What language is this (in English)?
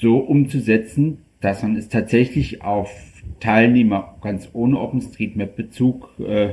German